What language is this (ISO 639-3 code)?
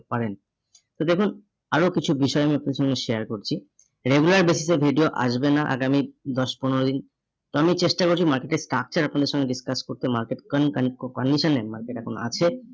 ben